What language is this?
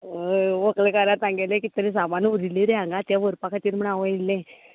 Konkani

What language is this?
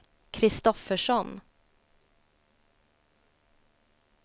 Swedish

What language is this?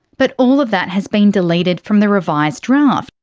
English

